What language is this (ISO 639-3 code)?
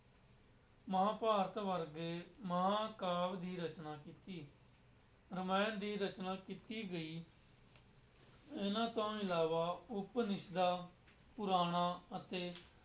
pan